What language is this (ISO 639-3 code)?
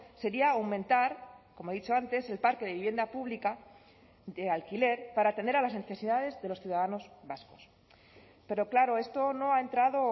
spa